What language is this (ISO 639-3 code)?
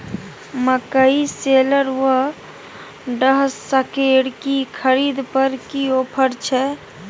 mai